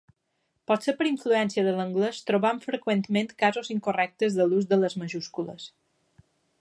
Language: Catalan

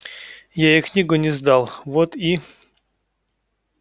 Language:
Russian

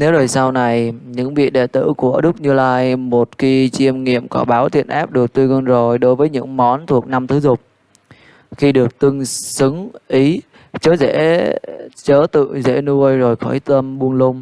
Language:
Vietnamese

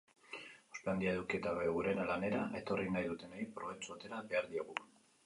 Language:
Basque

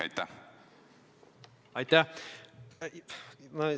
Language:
Estonian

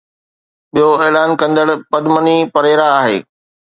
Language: Sindhi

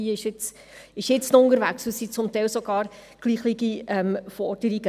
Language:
Swiss German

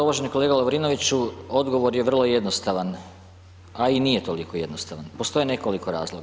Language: Croatian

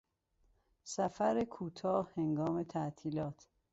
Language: Persian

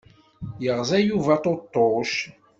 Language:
Kabyle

